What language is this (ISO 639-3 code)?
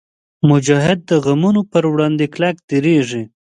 pus